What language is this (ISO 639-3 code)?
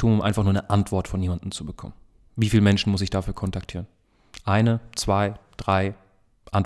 deu